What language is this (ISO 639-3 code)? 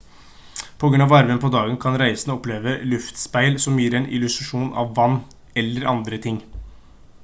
nob